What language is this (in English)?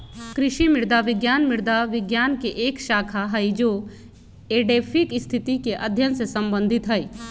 Magahi